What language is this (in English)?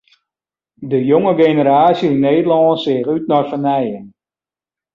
Western Frisian